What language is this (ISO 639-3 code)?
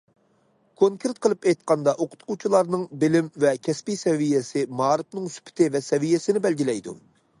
uig